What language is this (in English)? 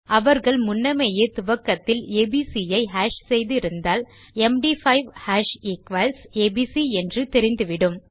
Tamil